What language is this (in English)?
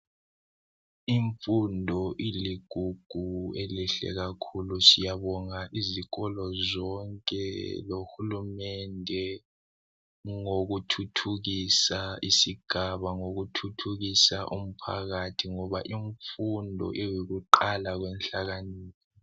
North Ndebele